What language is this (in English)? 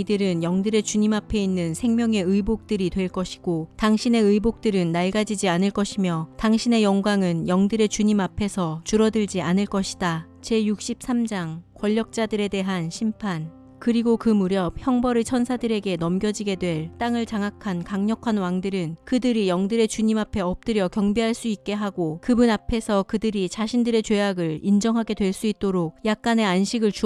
Korean